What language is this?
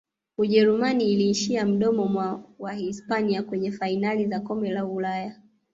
Swahili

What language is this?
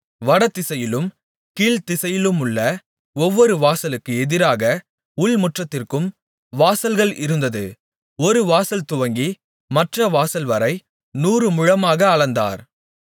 Tamil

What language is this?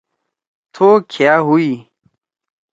Torwali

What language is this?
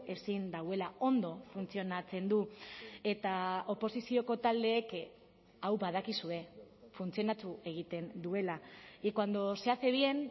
Basque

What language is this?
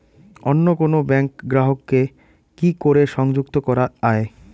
Bangla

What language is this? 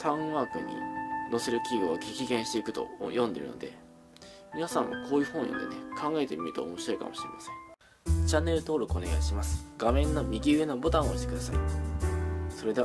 Japanese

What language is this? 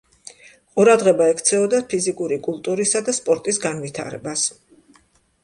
Georgian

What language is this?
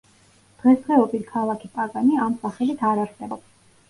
Georgian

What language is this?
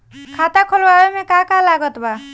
Bhojpuri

